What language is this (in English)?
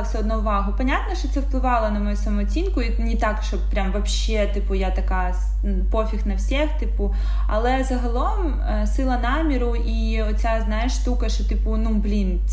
Ukrainian